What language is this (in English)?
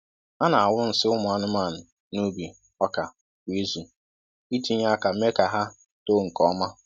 Igbo